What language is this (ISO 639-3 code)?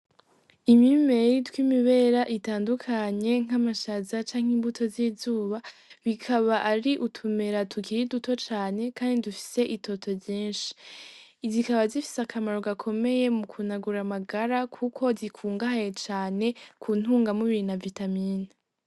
run